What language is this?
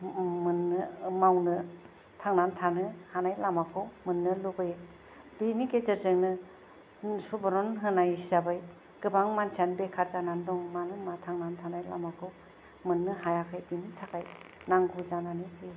Bodo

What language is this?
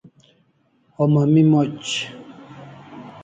Kalasha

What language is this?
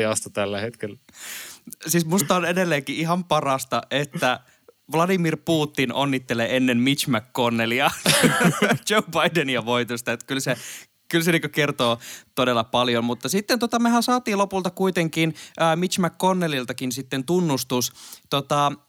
Finnish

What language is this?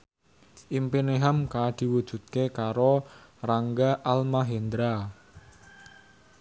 Javanese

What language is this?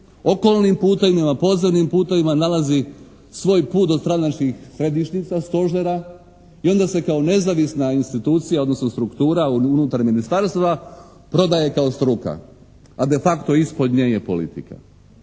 Croatian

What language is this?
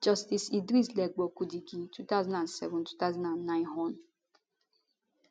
Nigerian Pidgin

